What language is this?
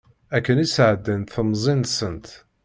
Kabyle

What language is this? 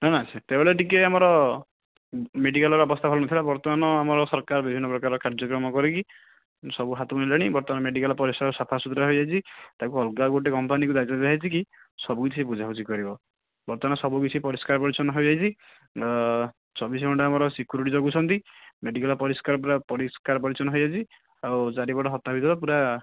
Odia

